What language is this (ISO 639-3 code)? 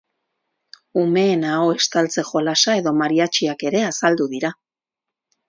eus